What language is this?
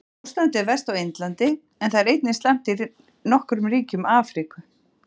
Icelandic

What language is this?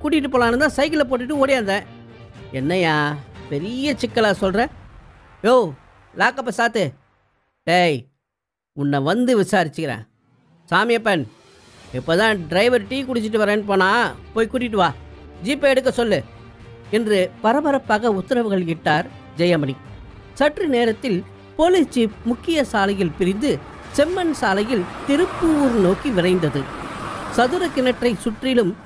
Tamil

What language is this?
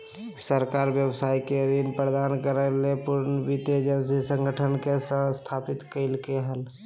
Magahi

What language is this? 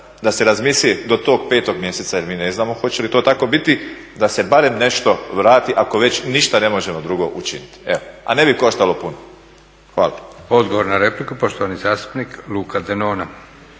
Croatian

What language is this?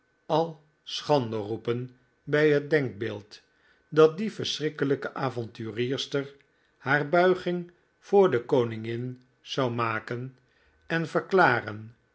Dutch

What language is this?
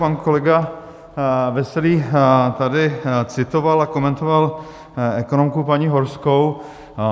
Czech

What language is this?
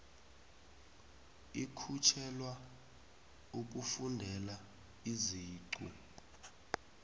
South Ndebele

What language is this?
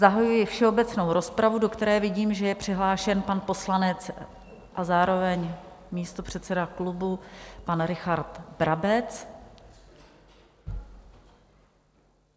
Czech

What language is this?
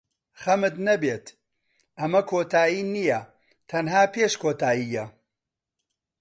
Central Kurdish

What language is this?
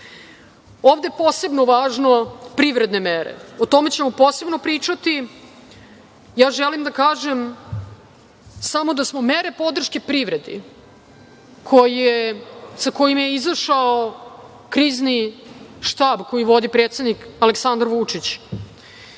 Serbian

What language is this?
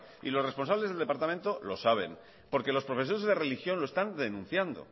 Spanish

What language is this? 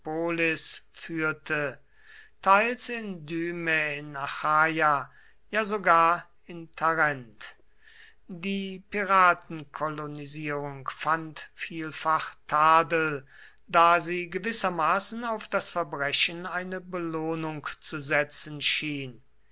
German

